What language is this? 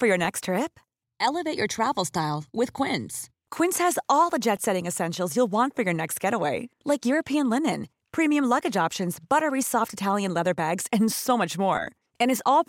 Filipino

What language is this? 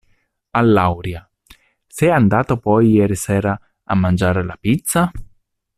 Italian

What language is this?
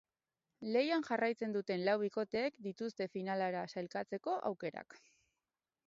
Basque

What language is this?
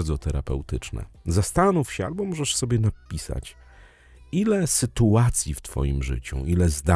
Polish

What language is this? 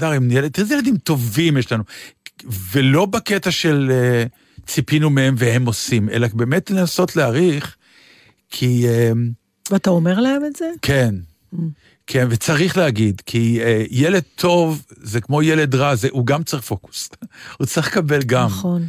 Hebrew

